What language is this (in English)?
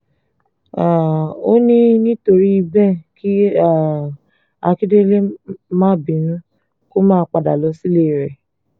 Yoruba